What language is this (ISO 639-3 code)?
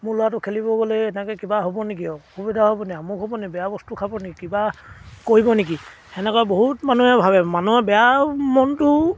asm